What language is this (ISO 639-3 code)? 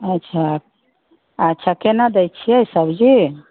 mai